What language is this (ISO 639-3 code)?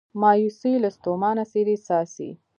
pus